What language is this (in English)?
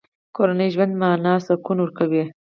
Pashto